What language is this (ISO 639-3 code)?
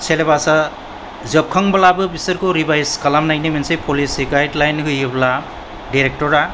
brx